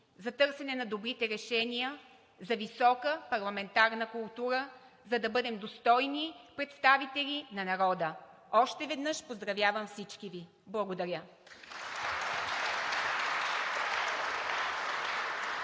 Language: Bulgarian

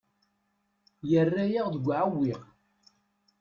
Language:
Kabyle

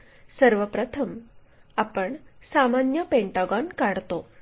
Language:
Marathi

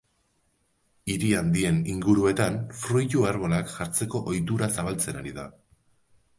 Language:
Basque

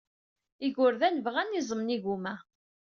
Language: Kabyle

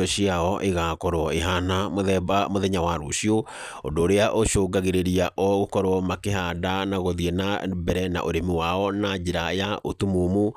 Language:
Kikuyu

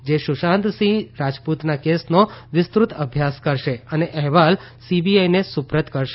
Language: Gujarati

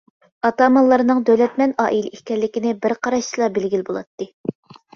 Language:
Uyghur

